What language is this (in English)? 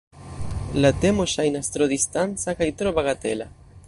Esperanto